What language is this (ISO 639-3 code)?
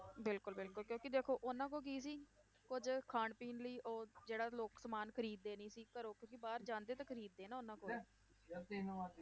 pan